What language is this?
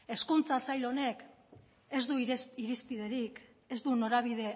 Basque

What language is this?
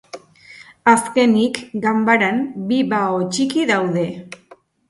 Basque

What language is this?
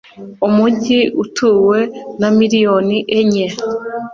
Kinyarwanda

